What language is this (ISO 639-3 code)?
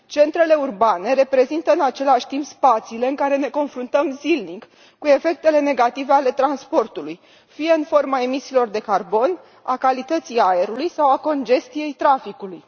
ron